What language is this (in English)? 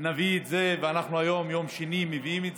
Hebrew